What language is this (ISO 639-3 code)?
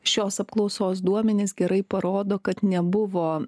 lit